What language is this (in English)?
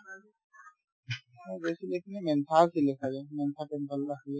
Assamese